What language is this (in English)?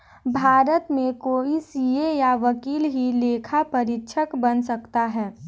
Hindi